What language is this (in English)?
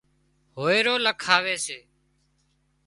Wadiyara Koli